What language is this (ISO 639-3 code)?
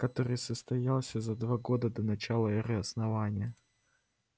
rus